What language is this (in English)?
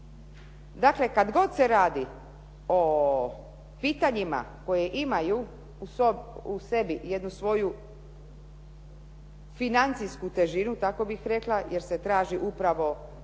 Croatian